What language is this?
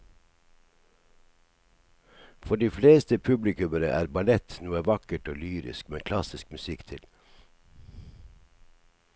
Norwegian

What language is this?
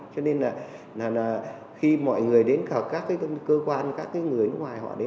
Vietnamese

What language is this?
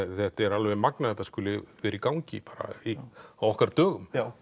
Icelandic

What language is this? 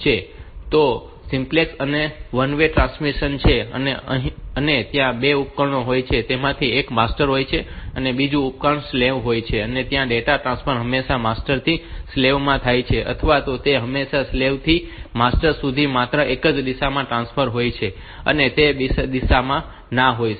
Gujarati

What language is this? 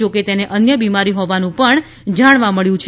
Gujarati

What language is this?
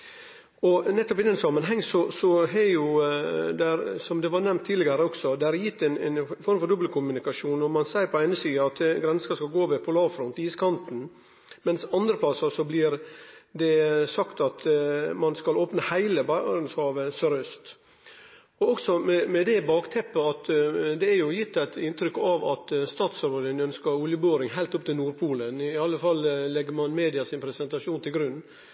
Norwegian Nynorsk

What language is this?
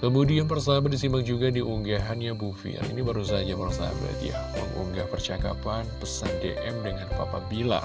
Indonesian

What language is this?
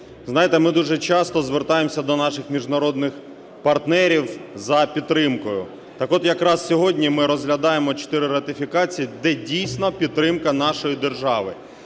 Ukrainian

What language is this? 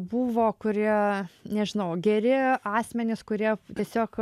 Lithuanian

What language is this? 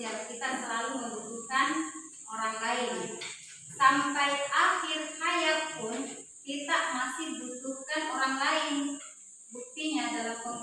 Indonesian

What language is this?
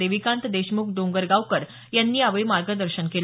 Marathi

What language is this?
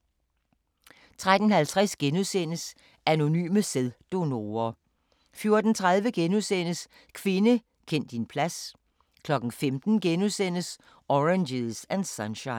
Danish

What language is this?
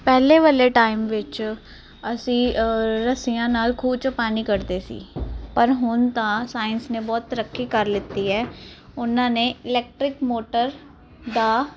Punjabi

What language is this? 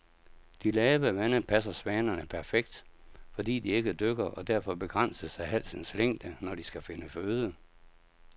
Danish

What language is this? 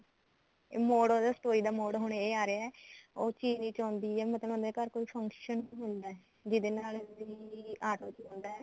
Punjabi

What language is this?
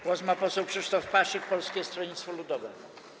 Polish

